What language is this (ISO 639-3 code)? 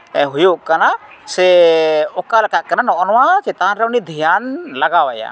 sat